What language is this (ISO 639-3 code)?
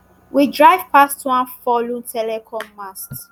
pcm